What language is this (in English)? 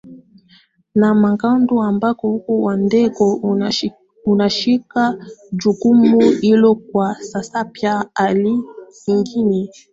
Swahili